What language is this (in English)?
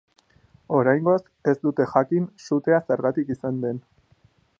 Basque